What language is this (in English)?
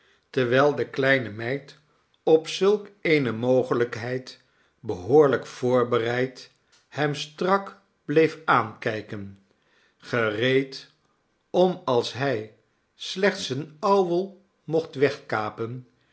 Dutch